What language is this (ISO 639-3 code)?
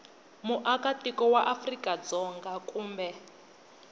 tso